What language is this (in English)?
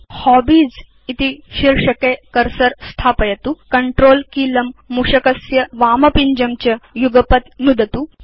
Sanskrit